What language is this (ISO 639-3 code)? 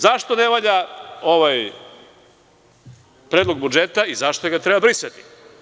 srp